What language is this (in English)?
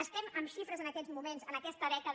Catalan